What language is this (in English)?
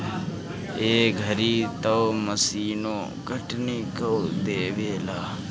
Bhojpuri